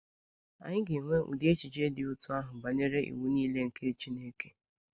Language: Igbo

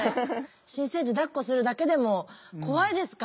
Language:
Japanese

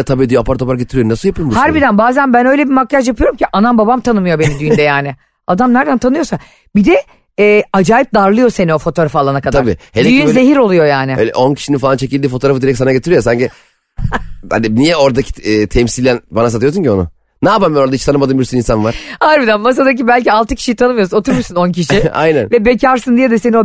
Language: Turkish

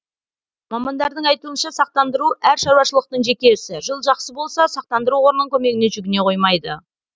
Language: Kazakh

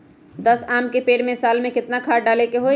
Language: Magahi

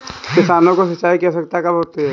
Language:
Hindi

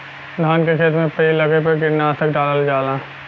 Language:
Bhojpuri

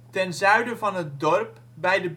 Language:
Dutch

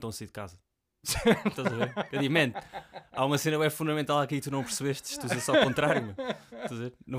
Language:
Portuguese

